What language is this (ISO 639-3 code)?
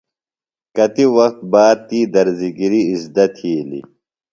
phl